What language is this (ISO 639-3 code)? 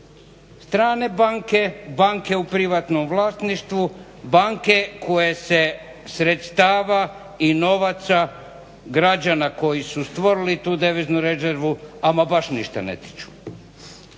hrv